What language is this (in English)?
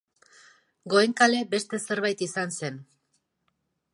Basque